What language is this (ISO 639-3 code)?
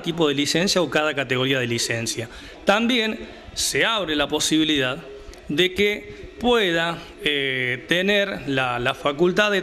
spa